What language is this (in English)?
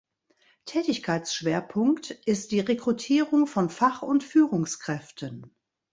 German